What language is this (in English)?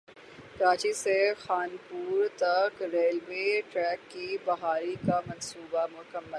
Urdu